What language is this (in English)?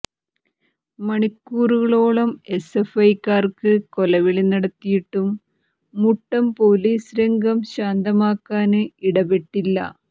Malayalam